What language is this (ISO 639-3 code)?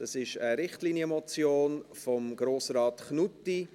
gsw